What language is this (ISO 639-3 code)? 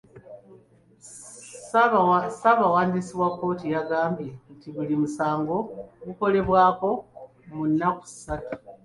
lug